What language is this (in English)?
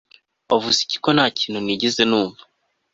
Kinyarwanda